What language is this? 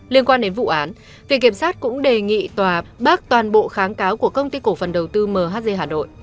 Vietnamese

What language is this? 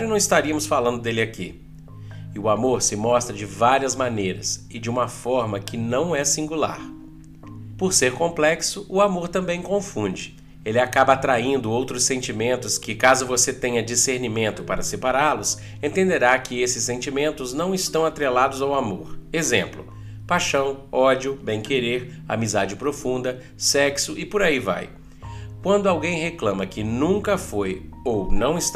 Portuguese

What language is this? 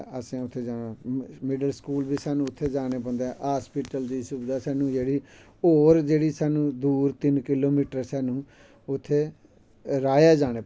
Dogri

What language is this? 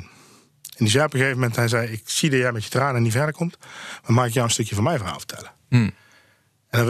Dutch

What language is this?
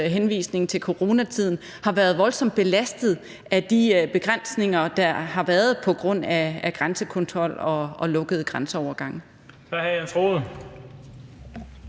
Danish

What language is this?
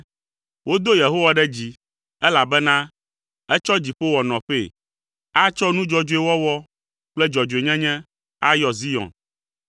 Ewe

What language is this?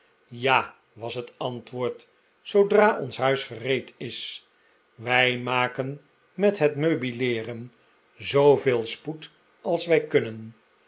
Dutch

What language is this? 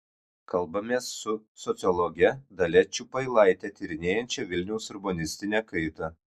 Lithuanian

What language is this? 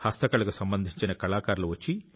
Telugu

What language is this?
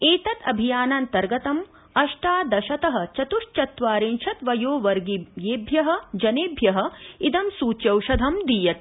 Sanskrit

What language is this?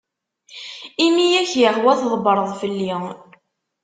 Kabyle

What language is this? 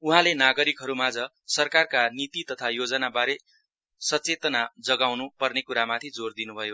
Nepali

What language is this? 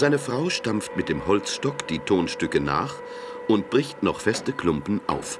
German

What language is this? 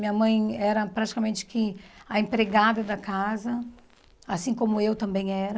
Portuguese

